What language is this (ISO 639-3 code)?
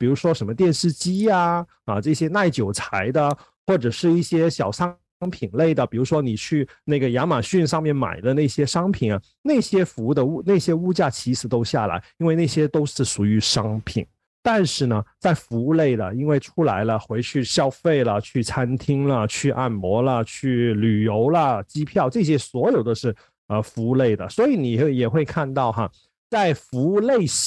zho